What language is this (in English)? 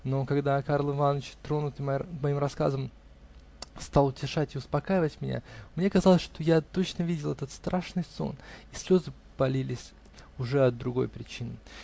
Russian